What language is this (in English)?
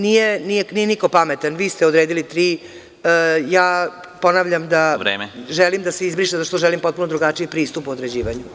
Serbian